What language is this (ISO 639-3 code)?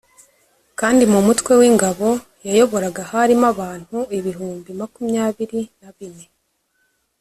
kin